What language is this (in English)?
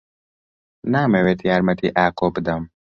Central Kurdish